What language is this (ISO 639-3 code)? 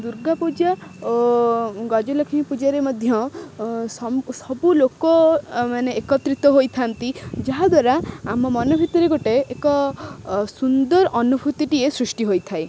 ori